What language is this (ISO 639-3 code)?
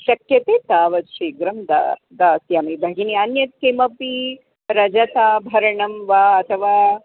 san